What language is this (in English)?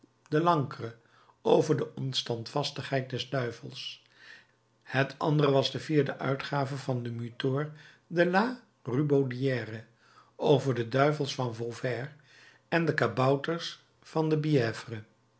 Dutch